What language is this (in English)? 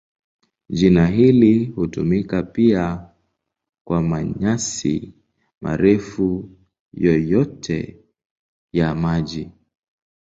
Swahili